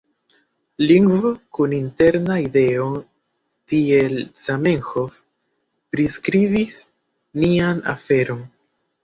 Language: Esperanto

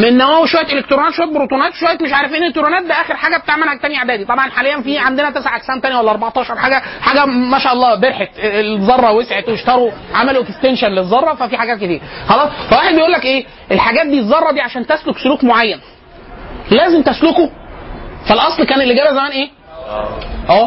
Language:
Arabic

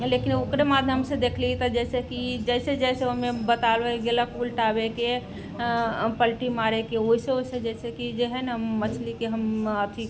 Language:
Maithili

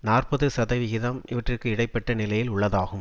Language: Tamil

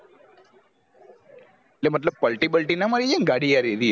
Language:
Gujarati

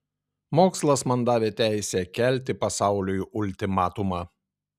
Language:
Lithuanian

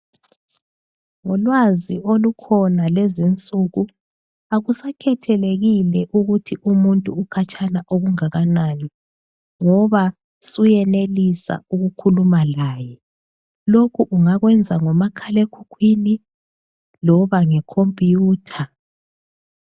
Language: North Ndebele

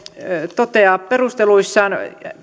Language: Finnish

